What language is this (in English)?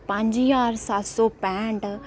Dogri